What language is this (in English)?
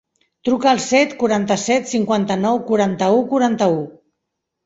Catalan